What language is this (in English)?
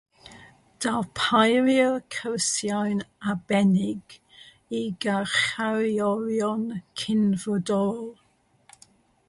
Welsh